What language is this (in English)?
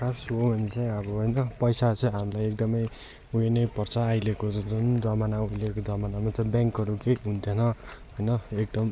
Nepali